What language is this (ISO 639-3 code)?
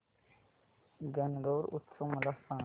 mar